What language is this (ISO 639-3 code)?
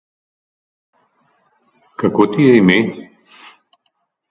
slv